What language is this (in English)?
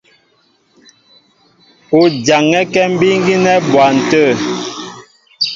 Mbo (Cameroon)